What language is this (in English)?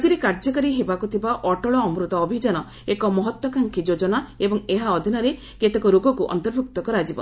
Odia